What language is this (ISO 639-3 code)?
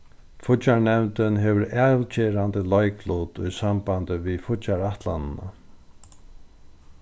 fao